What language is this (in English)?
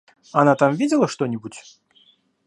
Russian